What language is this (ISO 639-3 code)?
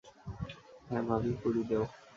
ben